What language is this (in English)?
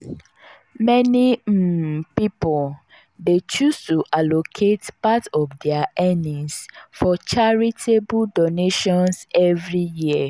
Nigerian Pidgin